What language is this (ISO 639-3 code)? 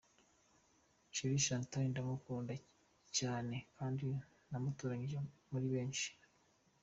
kin